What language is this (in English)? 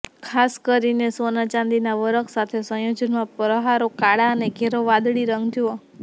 Gujarati